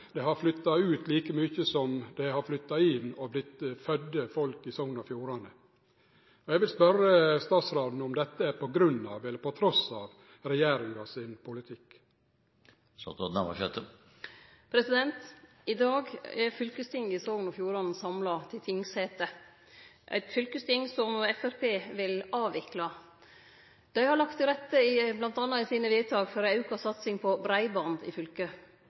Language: Norwegian Nynorsk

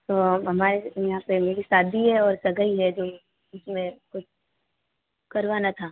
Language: Hindi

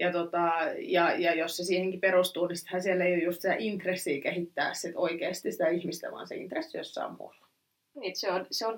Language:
Finnish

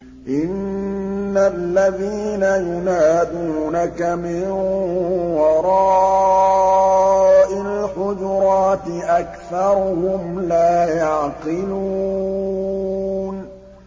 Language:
Arabic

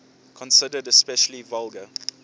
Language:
English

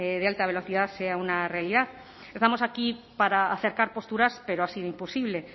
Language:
Spanish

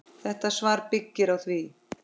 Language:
Icelandic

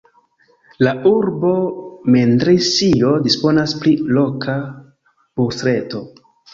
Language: Esperanto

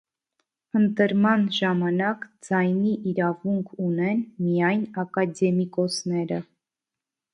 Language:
Armenian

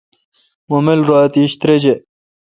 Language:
Kalkoti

